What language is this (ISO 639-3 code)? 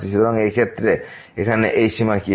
ben